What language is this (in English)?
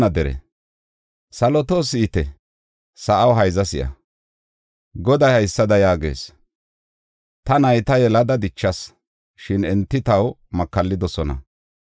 Gofa